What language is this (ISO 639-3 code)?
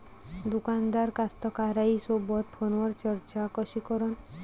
mar